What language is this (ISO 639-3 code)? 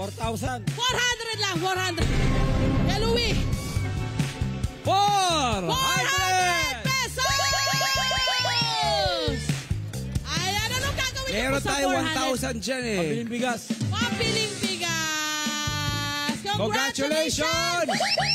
fil